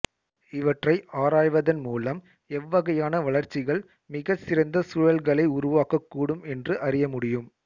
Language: Tamil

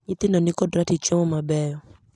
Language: Luo (Kenya and Tanzania)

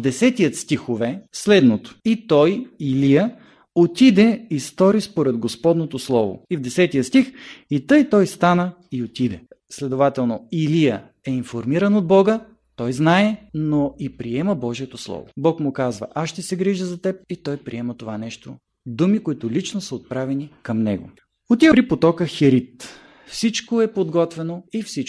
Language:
Bulgarian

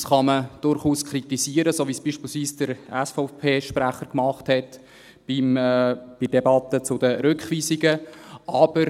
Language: Swiss German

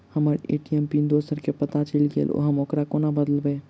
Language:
Maithili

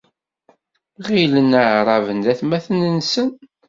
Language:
Kabyle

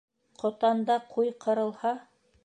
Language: Bashkir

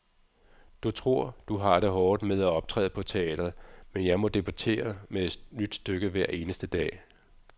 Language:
Danish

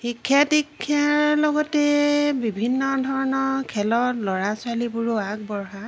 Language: Assamese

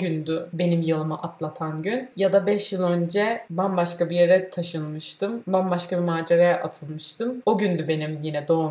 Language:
Turkish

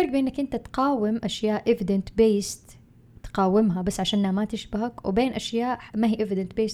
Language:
Arabic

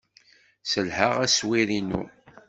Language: Kabyle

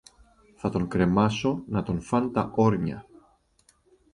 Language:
Greek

